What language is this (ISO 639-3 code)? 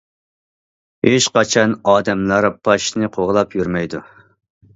uig